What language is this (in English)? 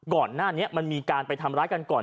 Thai